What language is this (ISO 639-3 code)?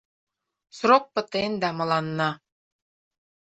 chm